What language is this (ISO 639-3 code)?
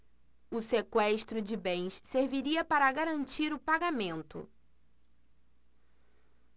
por